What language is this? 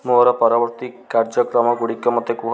Odia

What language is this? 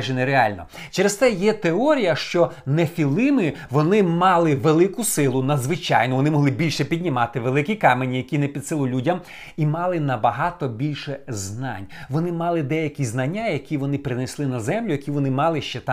Ukrainian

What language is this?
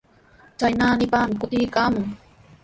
Sihuas Ancash Quechua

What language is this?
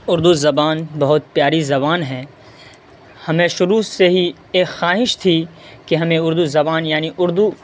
Urdu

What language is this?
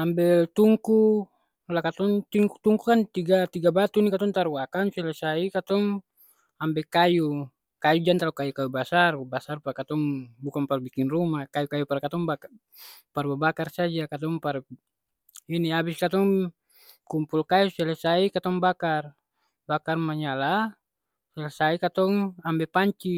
Ambonese Malay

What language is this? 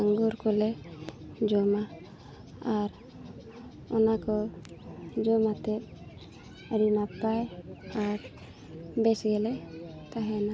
Santali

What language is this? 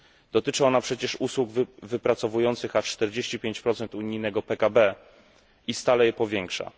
Polish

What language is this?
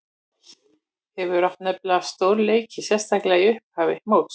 Icelandic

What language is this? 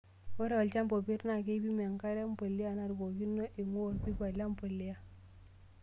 Masai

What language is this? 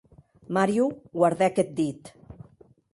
Occitan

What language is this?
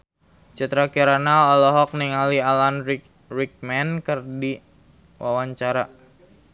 Sundanese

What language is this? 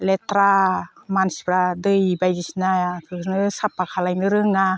Bodo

